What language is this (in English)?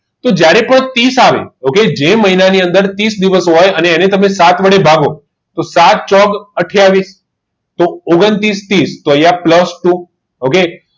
Gujarati